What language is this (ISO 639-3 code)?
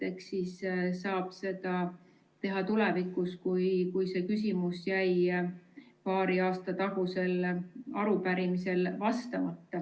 est